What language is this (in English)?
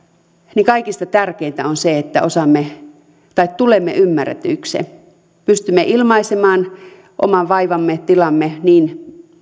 Finnish